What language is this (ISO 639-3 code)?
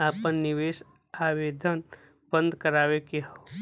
bho